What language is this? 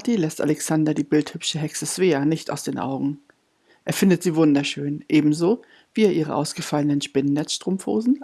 German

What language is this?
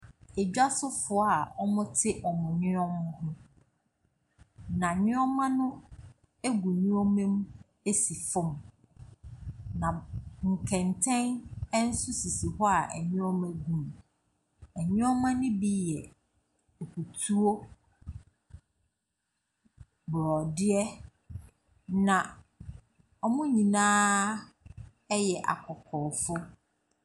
Akan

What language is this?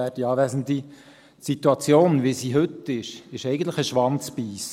Swiss German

